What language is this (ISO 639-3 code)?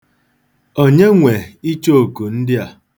ibo